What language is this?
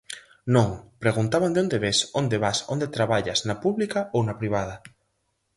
Galician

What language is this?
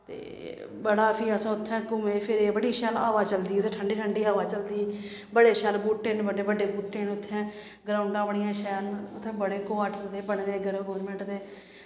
Dogri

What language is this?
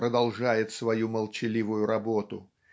Russian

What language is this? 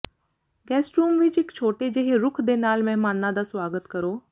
Punjabi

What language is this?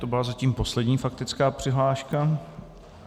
Czech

